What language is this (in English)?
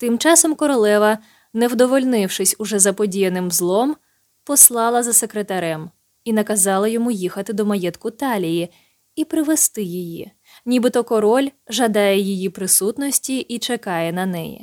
Ukrainian